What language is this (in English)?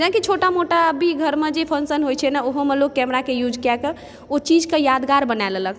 Maithili